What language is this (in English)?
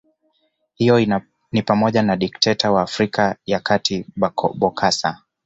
Swahili